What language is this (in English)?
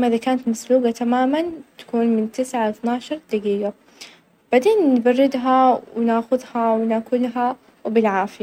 Najdi Arabic